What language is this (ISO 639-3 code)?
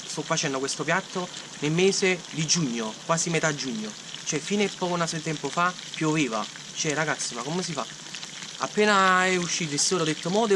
ita